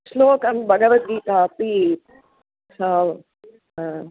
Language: Sanskrit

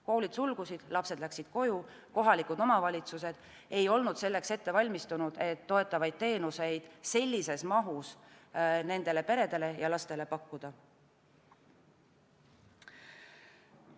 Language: Estonian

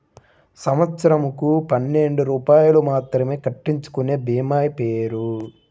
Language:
Telugu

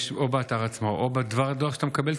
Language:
Hebrew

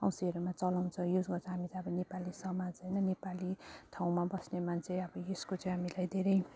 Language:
Nepali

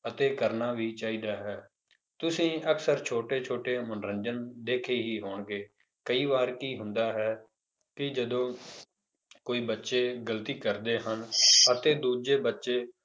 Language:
Punjabi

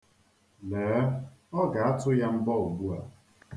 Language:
Igbo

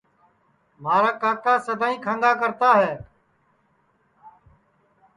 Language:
Sansi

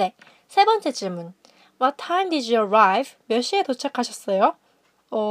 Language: Korean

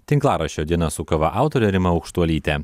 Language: Lithuanian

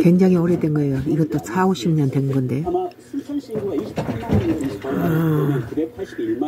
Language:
Korean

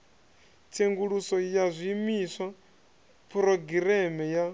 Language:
Venda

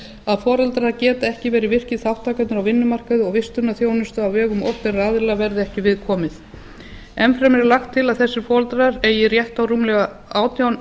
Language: Icelandic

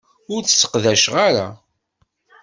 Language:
Kabyle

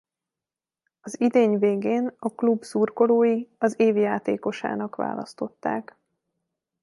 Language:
Hungarian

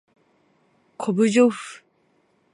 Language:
Japanese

